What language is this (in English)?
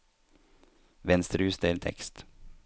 Norwegian